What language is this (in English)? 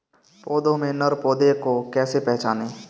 Hindi